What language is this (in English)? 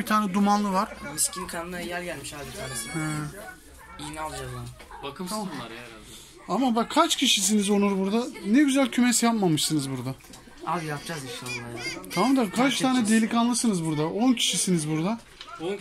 Turkish